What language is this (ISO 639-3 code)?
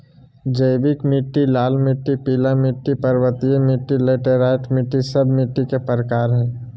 mag